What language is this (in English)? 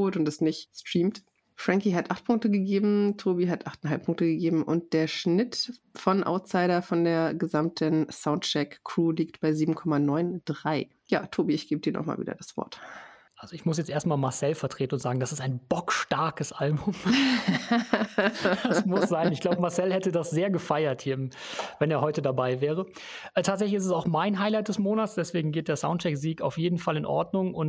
German